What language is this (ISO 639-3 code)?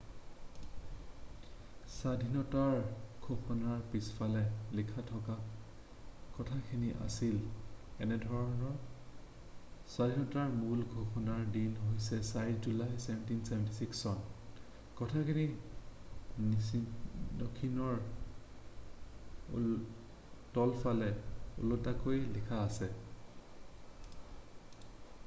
asm